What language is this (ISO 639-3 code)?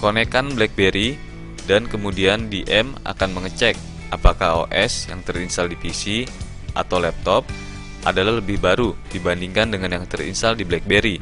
ind